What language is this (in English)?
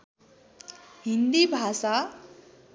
Nepali